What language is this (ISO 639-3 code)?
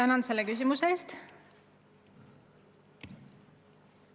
est